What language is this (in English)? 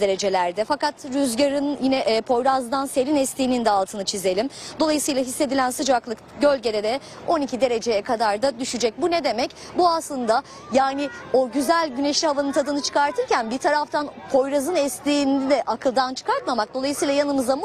Turkish